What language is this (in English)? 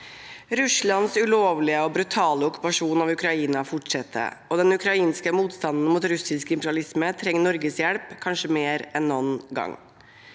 Norwegian